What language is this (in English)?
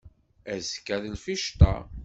Kabyle